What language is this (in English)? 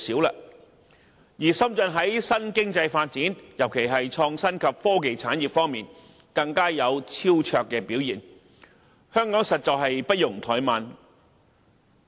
Cantonese